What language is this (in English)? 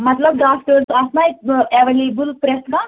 Kashmiri